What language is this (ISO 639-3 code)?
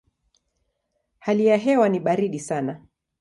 swa